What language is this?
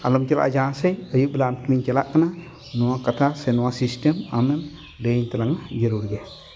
Santali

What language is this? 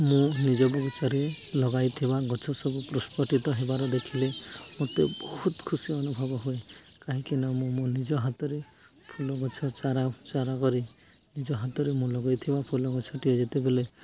Odia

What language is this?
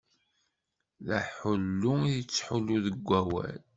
Kabyle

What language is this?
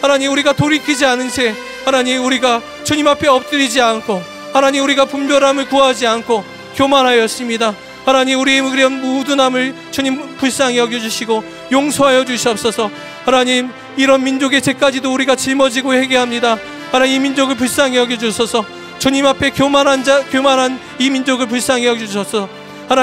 Korean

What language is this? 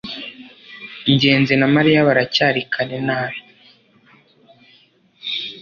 Kinyarwanda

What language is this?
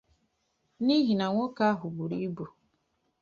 Igbo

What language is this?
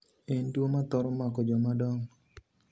Luo (Kenya and Tanzania)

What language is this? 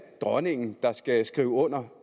Danish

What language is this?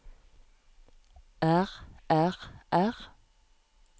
Norwegian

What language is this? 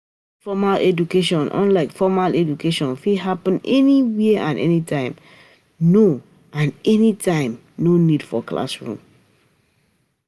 Nigerian Pidgin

